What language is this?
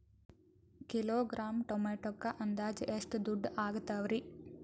Kannada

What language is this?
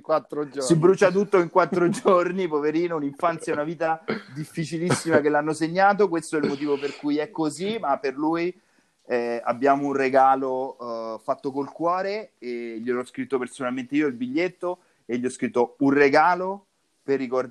Italian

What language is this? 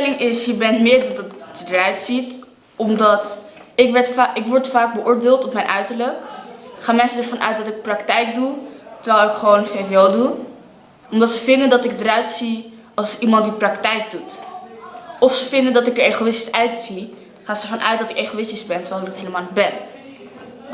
Dutch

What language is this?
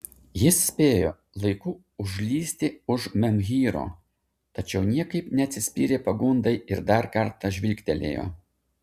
Lithuanian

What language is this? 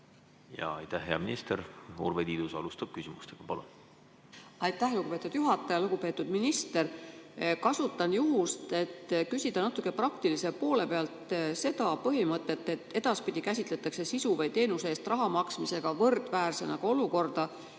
Estonian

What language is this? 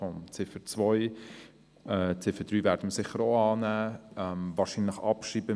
Swiss German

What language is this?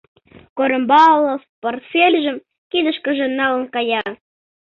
Mari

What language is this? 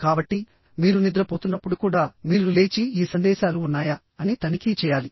Telugu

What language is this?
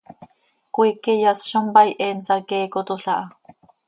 Seri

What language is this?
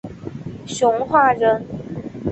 Chinese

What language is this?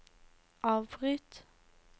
Norwegian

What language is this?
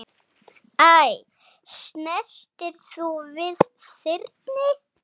Icelandic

